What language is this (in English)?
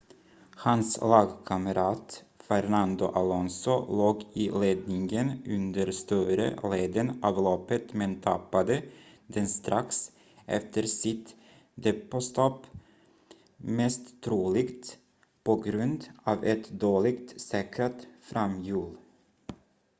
Swedish